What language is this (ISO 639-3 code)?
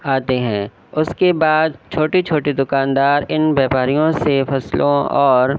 urd